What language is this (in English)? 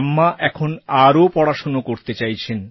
Bangla